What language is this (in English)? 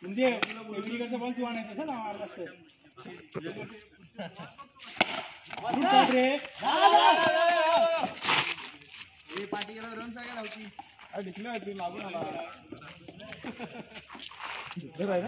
Marathi